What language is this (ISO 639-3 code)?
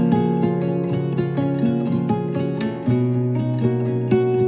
vie